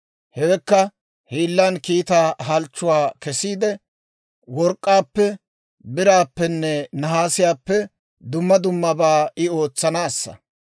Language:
Dawro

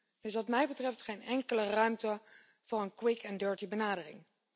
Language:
Dutch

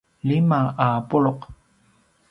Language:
Paiwan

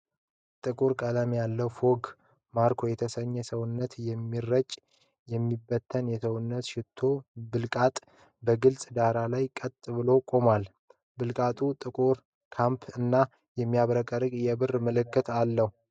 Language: Amharic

